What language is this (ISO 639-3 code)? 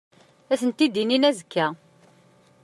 kab